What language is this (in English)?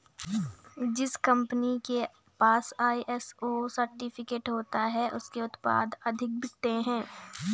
Hindi